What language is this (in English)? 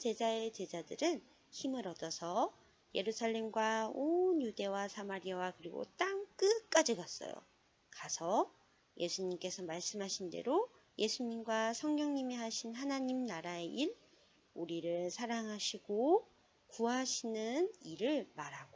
Korean